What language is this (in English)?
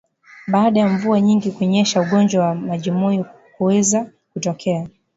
Swahili